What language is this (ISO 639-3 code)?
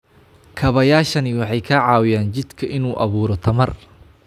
som